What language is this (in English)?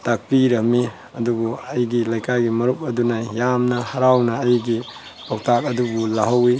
Manipuri